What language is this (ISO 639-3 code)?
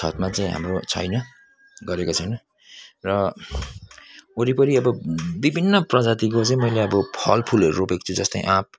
nep